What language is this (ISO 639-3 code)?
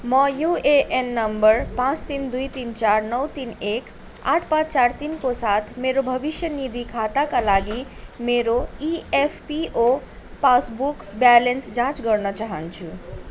nep